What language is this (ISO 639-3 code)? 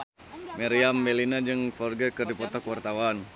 sun